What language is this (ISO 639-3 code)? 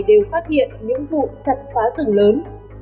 vie